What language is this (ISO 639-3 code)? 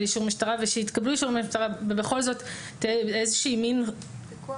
heb